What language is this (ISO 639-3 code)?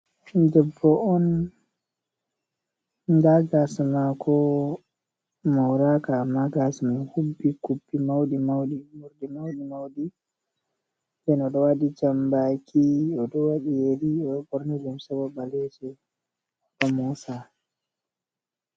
ful